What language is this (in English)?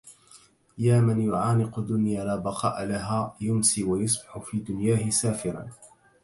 Arabic